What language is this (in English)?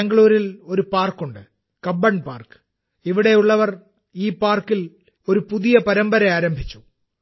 Malayalam